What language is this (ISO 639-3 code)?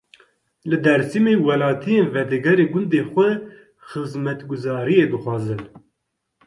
kur